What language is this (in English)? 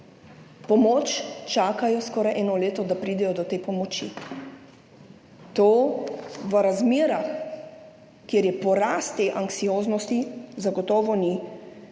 Slovenian